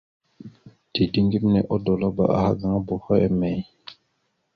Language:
Mada (Cameroon)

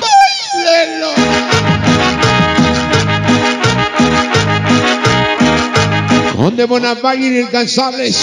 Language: Spanish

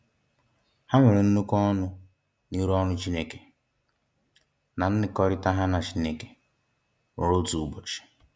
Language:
Igbo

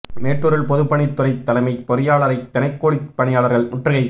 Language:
Tamil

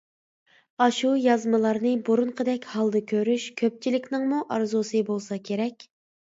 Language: Uyghur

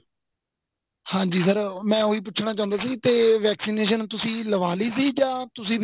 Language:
Punjabi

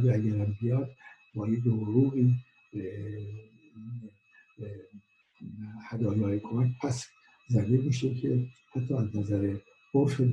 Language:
Persian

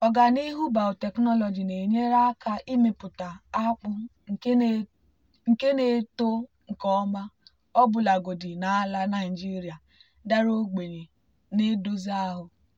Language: Igbo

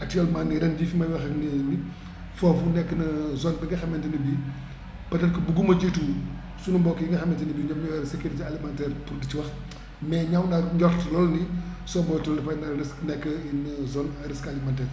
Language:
Wolof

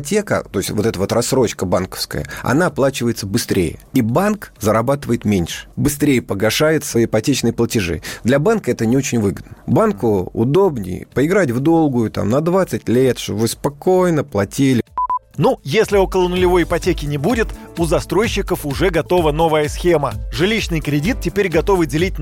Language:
Russian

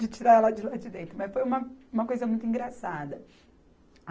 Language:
Portuguese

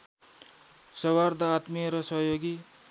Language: Nepali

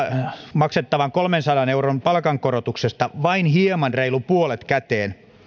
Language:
Finnish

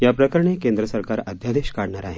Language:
Marathi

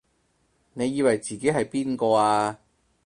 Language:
Cantonese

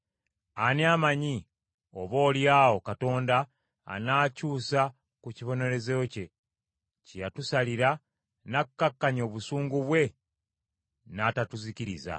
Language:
Ganda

